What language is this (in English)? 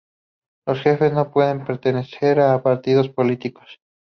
Spanish